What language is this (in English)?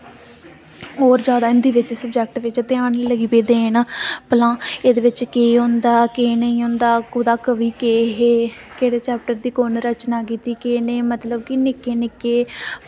Dogri